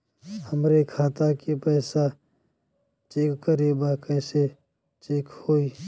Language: Bhojpuri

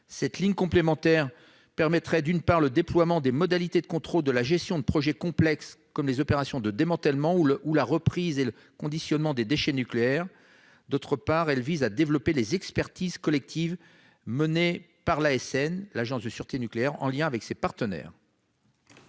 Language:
French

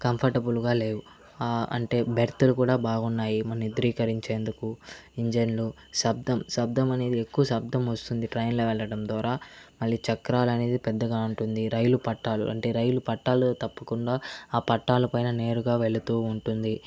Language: Telugu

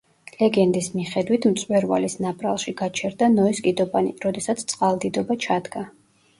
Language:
Georgian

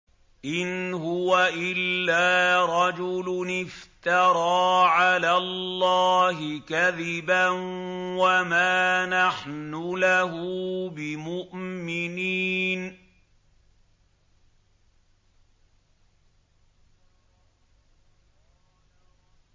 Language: Arabic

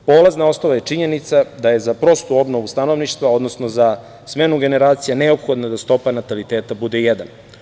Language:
Serbian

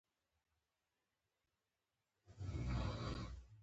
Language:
Pashto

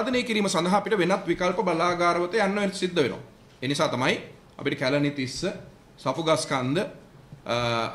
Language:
Hindi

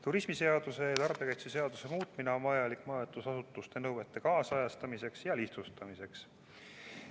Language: Estonian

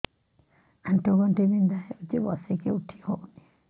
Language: Odia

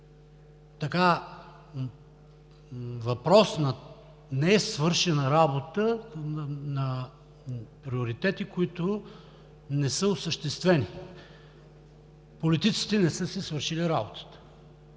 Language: Bulgarian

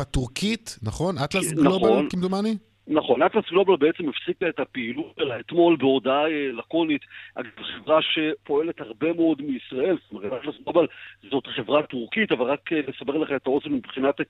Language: Hebrew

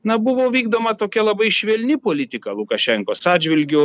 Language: Lithuanian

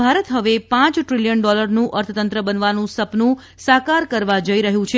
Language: Gujarati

